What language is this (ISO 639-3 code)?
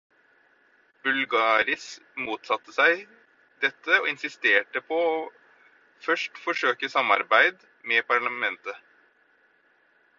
nob